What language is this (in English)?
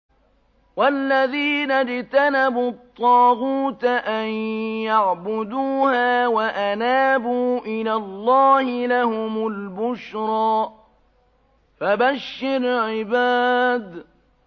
Arabic